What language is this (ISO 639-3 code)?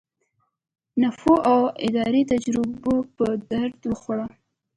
pus